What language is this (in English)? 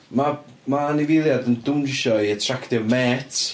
Welsh